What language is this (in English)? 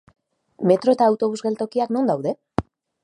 Basque